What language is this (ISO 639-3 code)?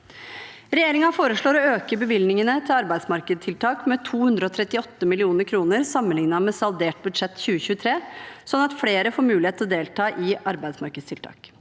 nor